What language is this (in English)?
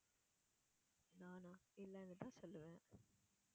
Tamil